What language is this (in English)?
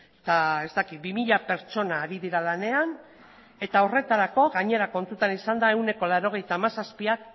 Basque